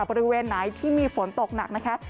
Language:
Thai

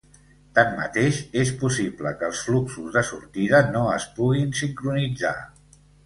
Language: Catalan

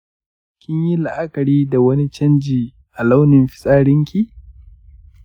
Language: Hausa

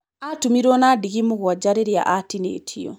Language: Kikuyu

